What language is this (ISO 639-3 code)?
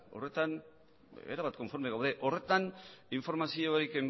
eus